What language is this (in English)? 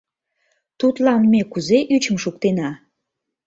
Mari